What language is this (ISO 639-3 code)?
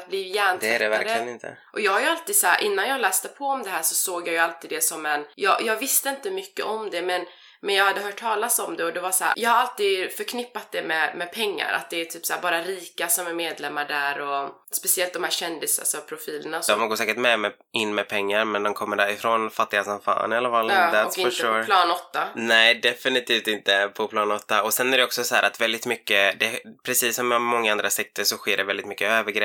swe